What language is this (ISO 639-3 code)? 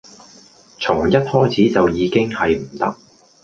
yue